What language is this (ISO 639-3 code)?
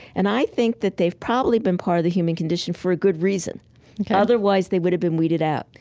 eng